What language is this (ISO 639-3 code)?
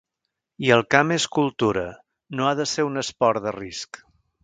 cat